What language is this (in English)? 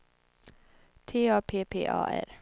Swedish